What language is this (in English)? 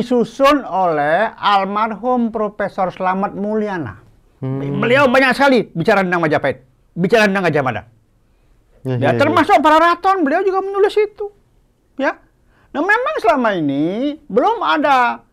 Indonesian